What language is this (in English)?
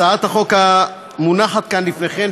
Hebrew